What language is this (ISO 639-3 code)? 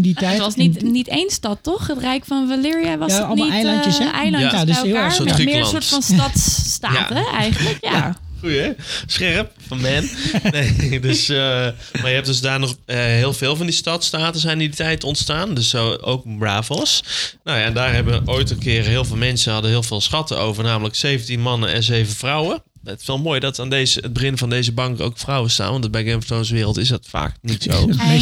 nld